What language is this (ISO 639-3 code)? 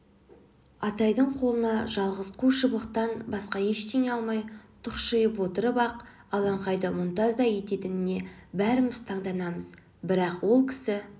kaz